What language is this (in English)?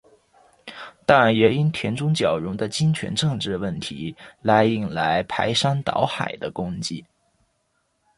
Chinese